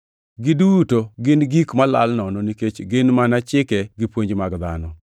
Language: Luo (Kenya and Tanzania)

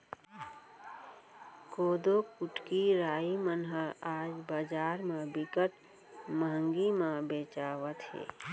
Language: Chhattisgarhi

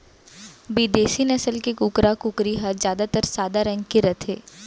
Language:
Chhattisgarhi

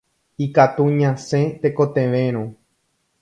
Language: Guarani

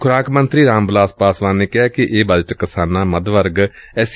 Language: Punjabi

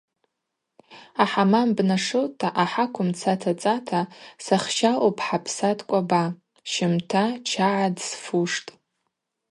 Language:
Abaza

